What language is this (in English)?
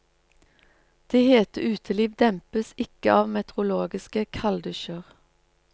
Norwegian